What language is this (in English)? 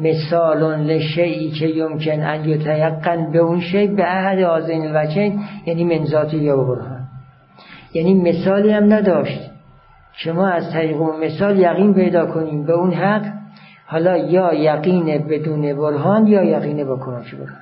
Persian